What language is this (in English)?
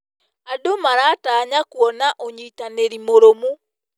Kikuyu